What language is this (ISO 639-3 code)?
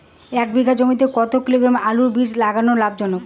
ben